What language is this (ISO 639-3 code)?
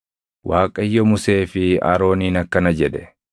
orm